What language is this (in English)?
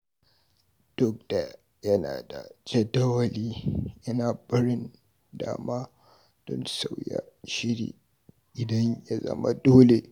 Hausa